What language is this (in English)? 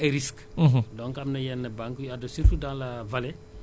Wolof